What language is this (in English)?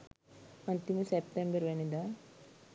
Sinhala